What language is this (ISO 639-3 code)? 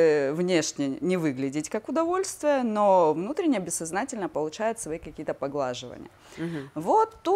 rus